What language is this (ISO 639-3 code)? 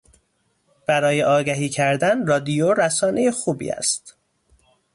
fas